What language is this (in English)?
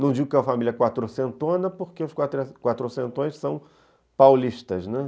Portuguese